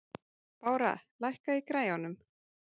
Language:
Icelandic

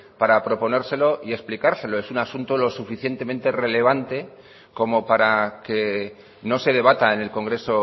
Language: Spanish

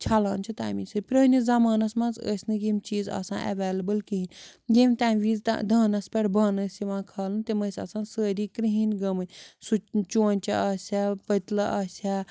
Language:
Kashmiri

